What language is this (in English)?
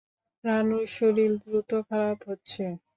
Bangla